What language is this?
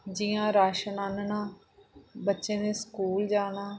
Dogri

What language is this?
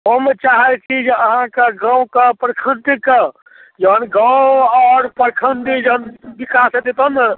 Maithili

